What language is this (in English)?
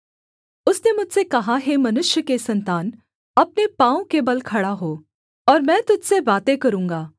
Hindi